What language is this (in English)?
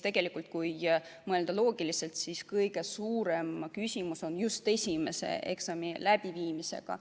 Estonian